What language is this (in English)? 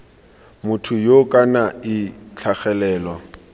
Tswana